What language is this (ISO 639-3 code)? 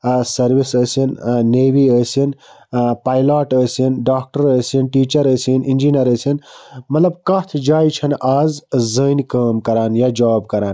kas